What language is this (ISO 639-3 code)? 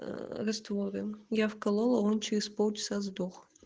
rus